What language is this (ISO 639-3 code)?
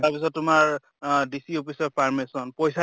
asm